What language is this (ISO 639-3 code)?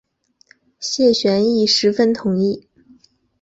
zho